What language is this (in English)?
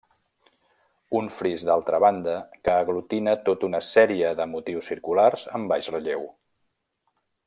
Catalan